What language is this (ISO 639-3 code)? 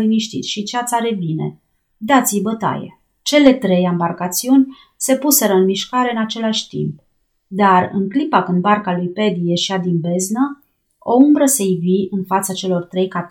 ron